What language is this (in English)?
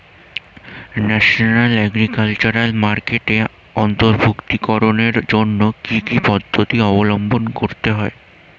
Bangla